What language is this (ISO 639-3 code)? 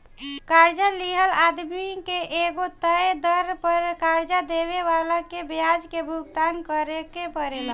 bho